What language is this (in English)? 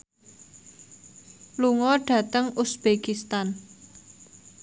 Javanese